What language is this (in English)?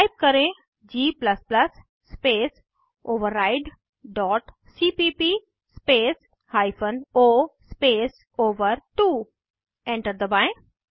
Hindi